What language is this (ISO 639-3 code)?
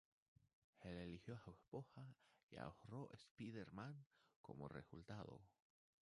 spa